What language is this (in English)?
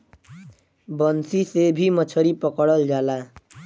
Bhojpuri